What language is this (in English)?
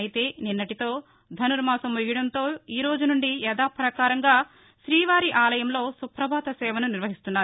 Telugu